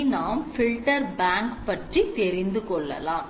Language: Tamil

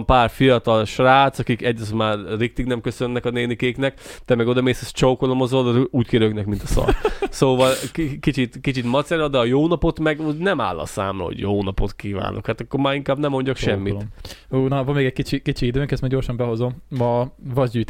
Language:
Hungarian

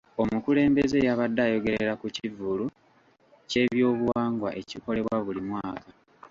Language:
Ganda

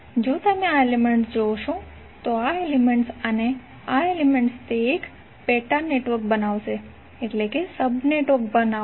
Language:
Gujarati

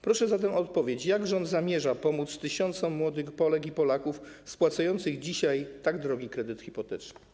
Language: Polish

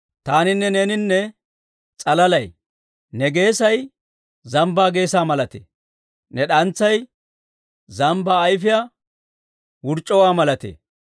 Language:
Dawro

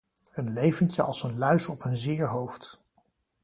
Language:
Dutch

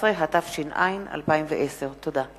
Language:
Hebrew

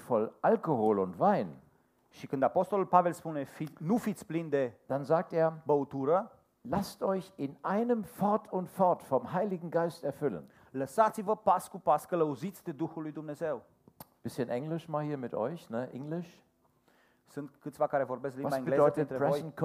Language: Romanian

